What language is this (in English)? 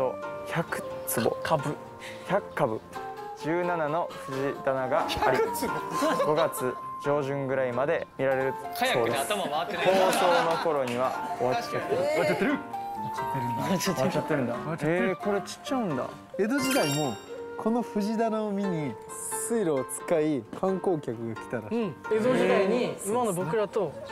Japanese